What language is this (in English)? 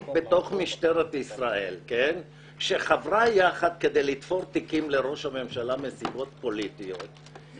Hebrew